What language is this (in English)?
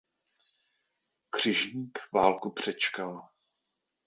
Czech